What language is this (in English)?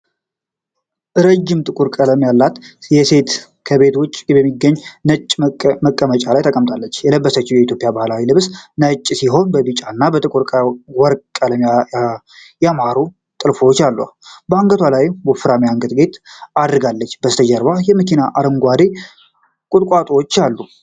Amharic